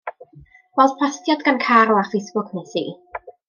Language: Welsh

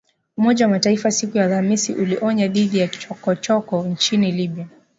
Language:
Swahili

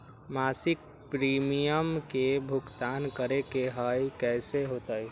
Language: Magahi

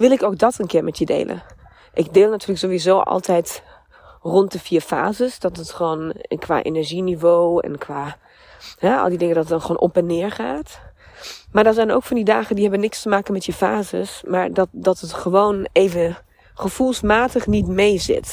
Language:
Dutch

